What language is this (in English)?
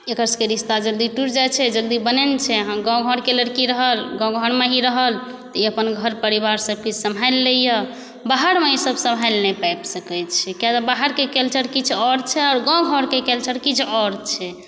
Maithili